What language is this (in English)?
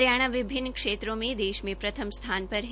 Hindi